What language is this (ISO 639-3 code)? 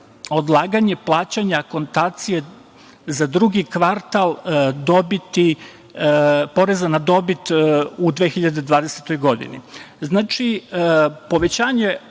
srp